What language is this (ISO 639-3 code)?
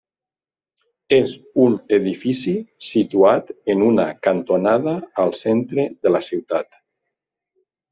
cat